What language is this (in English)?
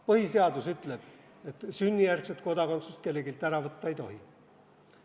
Estonian